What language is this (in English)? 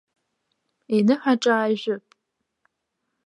Abkhazian